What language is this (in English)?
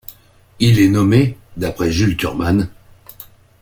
French